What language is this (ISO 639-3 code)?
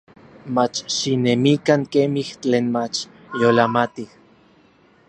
nlv